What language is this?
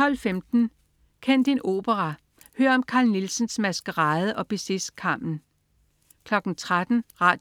Danish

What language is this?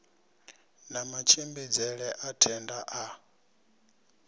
Venda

